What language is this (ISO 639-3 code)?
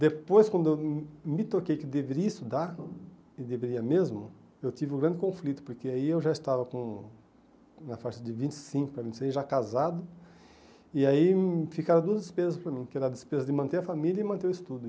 por